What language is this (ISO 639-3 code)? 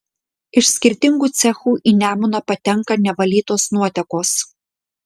lit